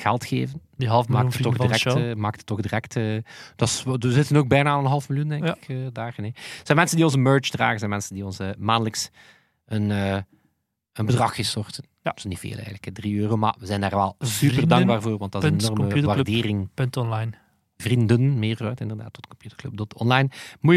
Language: Dutch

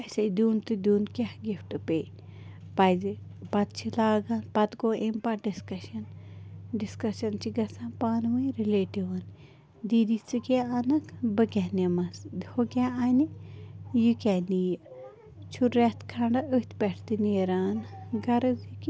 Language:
Kashmiri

